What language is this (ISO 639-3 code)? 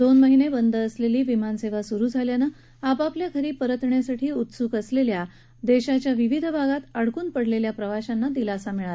mar